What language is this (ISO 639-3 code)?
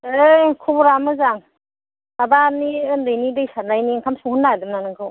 brx